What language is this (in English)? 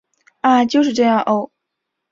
Chinese